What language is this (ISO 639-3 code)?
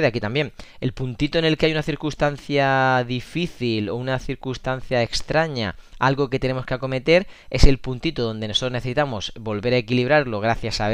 spa